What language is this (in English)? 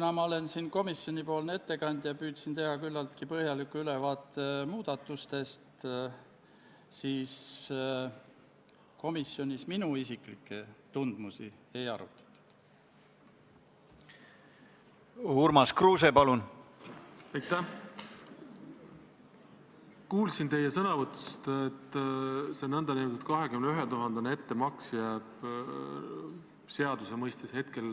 Estonian